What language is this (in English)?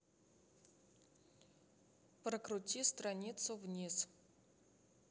Russian